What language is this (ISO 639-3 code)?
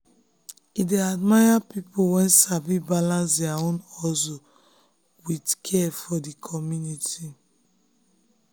pcm